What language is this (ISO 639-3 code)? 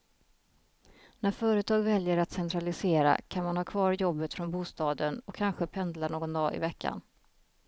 swe